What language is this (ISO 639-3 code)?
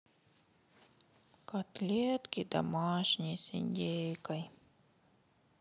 rus